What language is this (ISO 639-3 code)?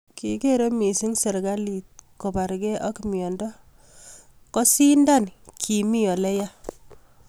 kln